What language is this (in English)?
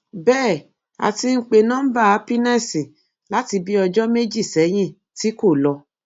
Yoruba